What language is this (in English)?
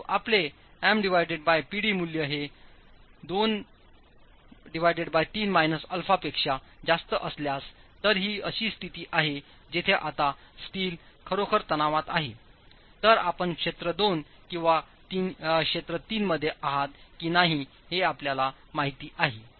Marathi